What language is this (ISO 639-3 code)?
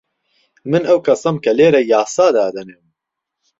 ckb